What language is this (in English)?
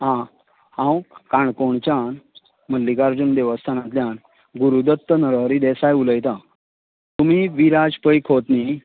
Konkani